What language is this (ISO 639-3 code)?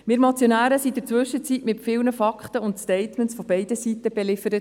gsw